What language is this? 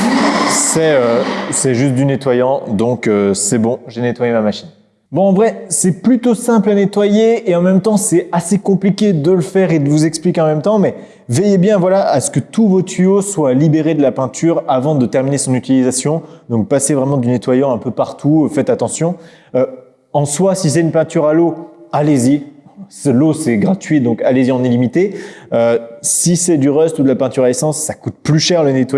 French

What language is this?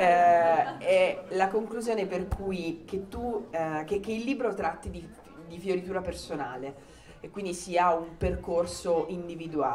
Italian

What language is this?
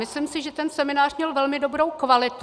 Czech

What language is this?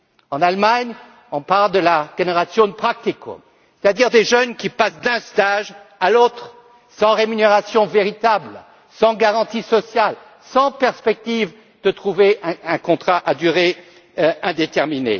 French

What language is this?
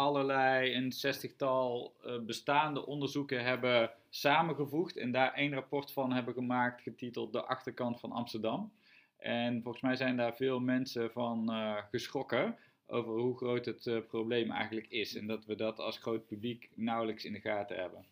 Dutch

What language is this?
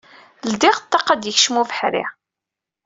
Kabyle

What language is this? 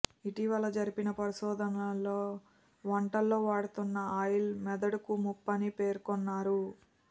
Telugu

